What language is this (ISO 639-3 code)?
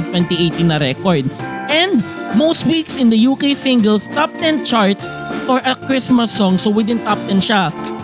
fil